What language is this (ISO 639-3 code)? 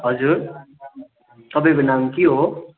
nep